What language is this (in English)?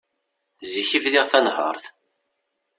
Kabyle